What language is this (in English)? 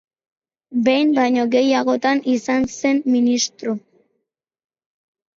Basque